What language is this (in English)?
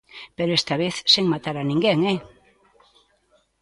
Galician